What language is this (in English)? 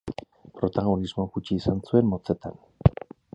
Basque